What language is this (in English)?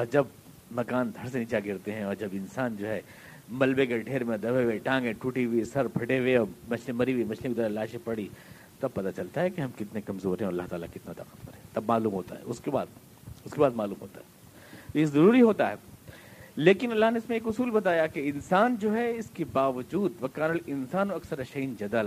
Urdu